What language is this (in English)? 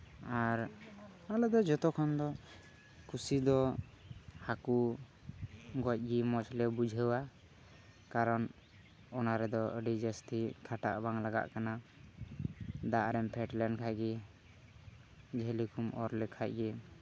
Santali